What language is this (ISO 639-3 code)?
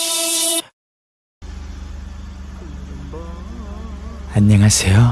kor